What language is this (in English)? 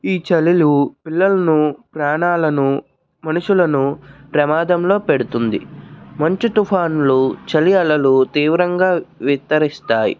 Telugu